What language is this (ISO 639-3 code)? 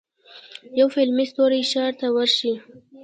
pus